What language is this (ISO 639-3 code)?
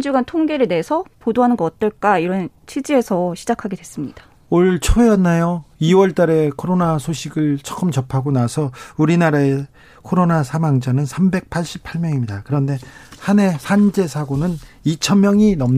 kor